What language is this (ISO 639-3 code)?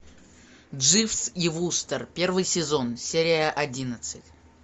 rus